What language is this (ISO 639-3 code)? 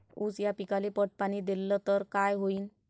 mar